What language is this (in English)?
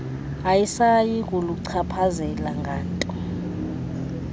Xhosa